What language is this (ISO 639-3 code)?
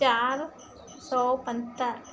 snd